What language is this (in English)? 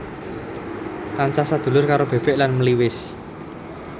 Javanese